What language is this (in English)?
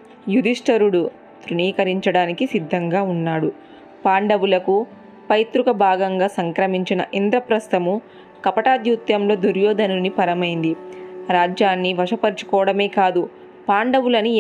Telugu